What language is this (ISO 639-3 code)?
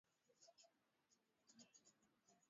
swa